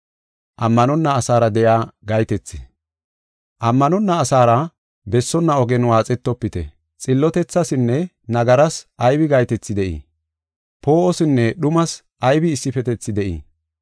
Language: Gofa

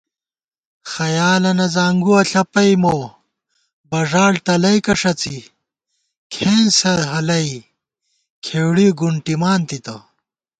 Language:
Gawar-Bati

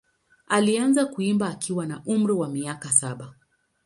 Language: Swahili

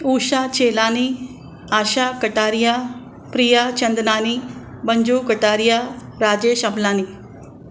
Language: Sindhi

